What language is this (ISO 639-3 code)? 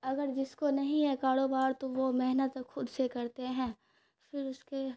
urd